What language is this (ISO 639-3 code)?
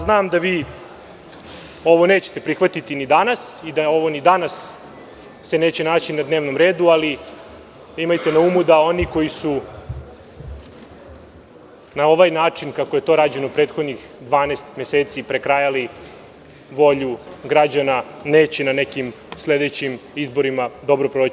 srp